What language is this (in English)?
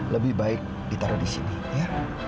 Indonesian